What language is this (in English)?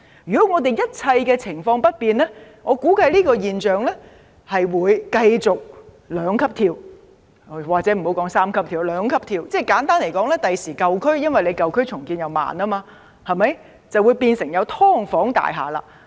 Cantonese